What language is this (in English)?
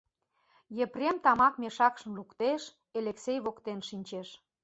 Mari